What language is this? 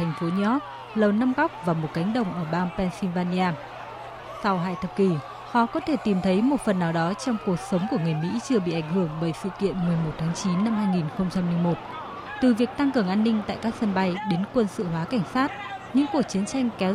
Vietnamese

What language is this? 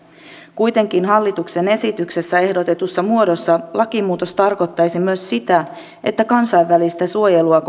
Finnish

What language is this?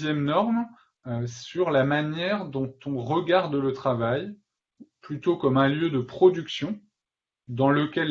French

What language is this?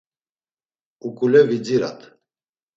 Laz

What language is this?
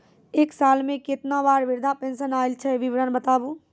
Maithili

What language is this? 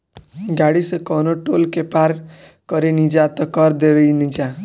Bhojpuri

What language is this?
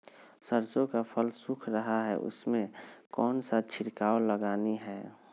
Magahi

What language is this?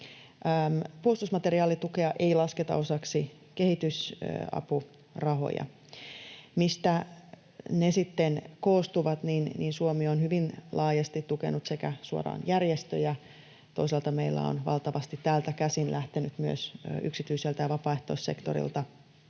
Finnish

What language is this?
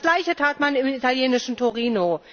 German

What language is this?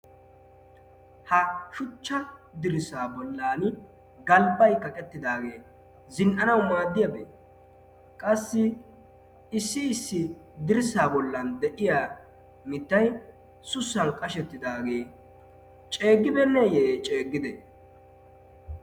Wolaytta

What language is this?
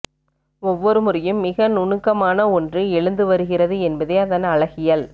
Tamil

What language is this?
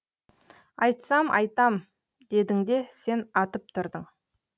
Kazakh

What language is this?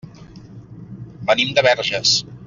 Catalan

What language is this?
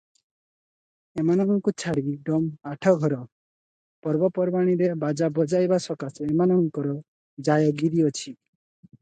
Odia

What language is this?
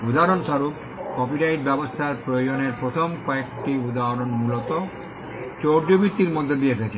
Bangla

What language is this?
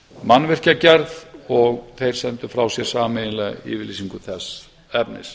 Icelandic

